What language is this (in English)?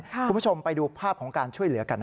Thai